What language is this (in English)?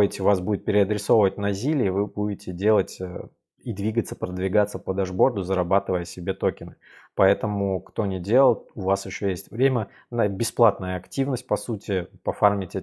Russian